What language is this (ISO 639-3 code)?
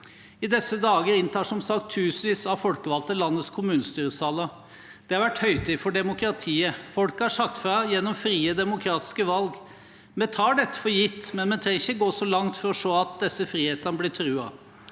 nor